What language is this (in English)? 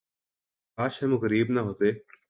Urdu